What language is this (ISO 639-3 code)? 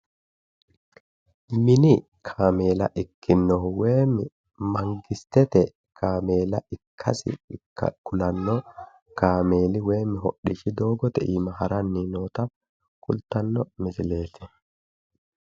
sid